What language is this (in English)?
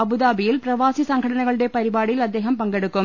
Malayalam